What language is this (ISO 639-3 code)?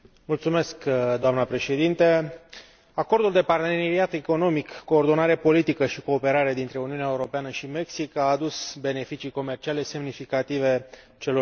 ron